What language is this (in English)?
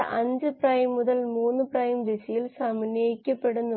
Malayalam